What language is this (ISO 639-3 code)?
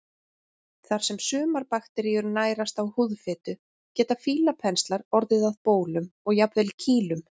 isl